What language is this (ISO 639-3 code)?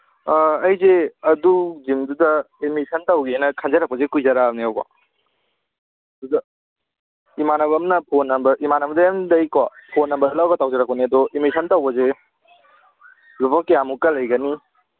mni